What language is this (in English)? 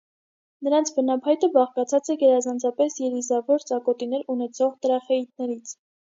Armenian